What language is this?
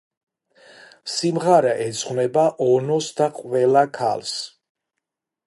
Georgian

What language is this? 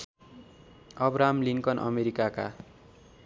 Nepali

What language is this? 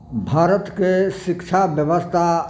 Maithili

